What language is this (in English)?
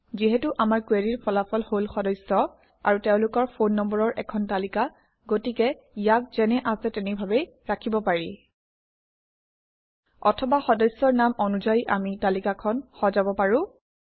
Assamese